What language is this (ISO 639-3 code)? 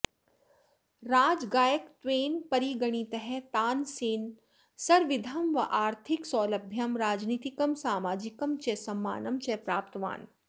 san